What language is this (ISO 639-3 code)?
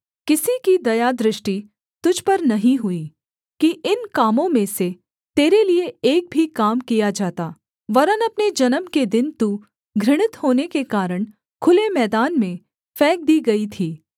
hin